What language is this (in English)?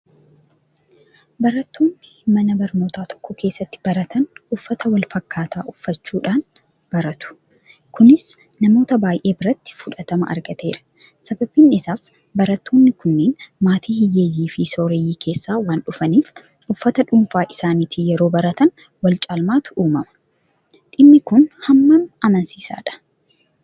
Oromo